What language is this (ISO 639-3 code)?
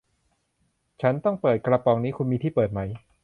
tha